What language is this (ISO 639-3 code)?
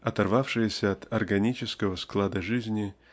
rus